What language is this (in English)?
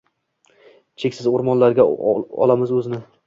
Uzbek